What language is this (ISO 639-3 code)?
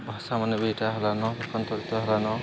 ori